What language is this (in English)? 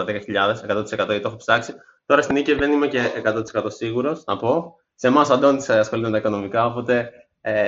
Greek